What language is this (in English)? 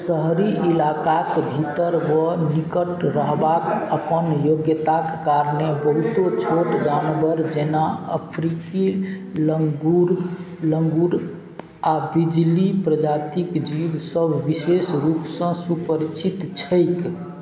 Maithili